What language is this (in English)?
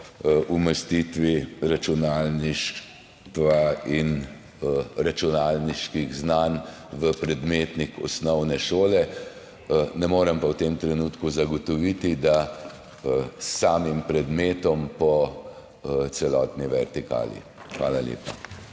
Slovenian